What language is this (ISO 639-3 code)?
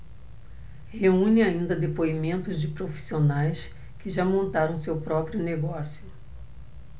por